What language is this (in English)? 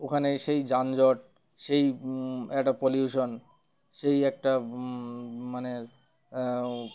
Bangla